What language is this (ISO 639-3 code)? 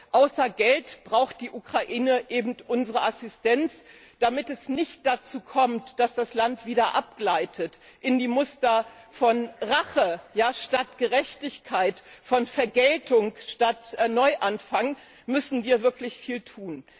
deu